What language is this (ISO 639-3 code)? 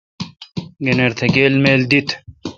xka